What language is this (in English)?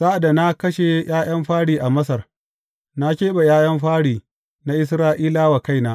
Hausa